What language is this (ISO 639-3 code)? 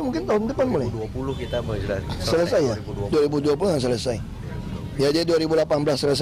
ind